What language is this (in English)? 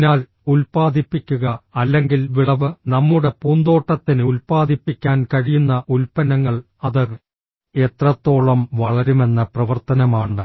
Malayalam